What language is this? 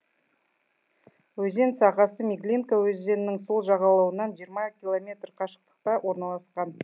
Kazakh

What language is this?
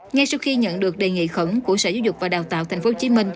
Vietnamese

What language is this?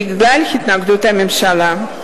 Hebrew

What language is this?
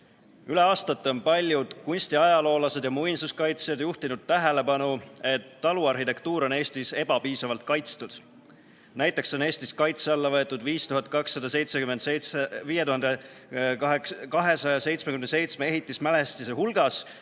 Estonian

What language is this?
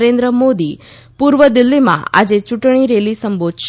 Gujarati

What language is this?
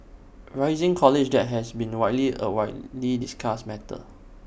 English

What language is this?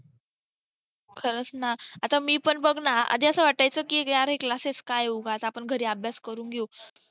Marathi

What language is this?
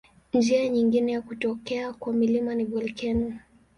Swahili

